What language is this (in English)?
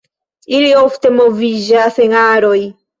Esperanto